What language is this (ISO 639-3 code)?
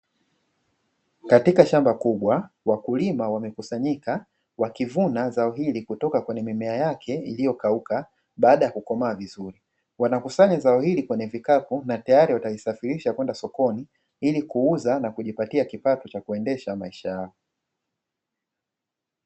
swa